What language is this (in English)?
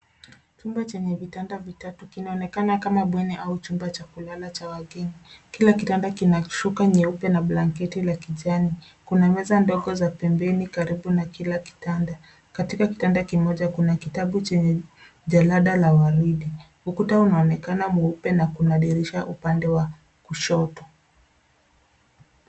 Swahili